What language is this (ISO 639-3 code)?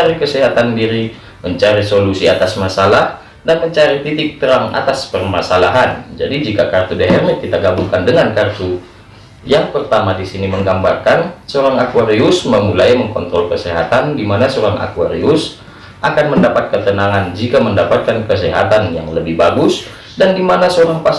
ind